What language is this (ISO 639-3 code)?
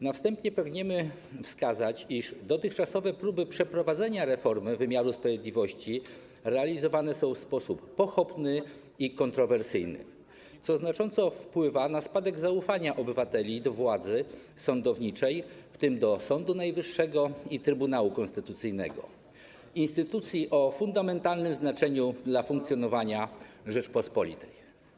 pol